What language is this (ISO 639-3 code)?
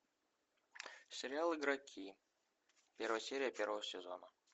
rus